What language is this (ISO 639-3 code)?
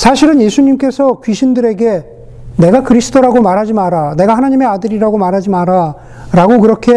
kor